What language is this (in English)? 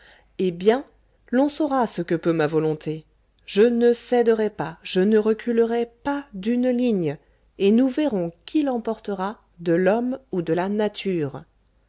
French